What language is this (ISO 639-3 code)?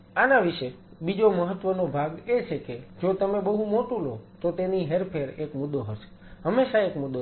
guj